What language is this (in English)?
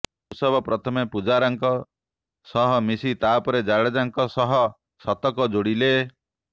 Odia